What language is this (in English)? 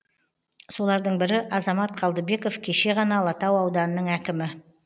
Kazakh